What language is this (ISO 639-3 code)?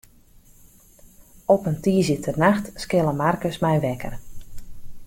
fry